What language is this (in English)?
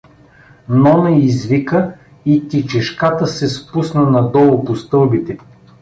Bulgarian